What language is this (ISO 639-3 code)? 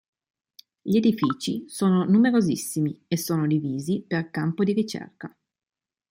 ita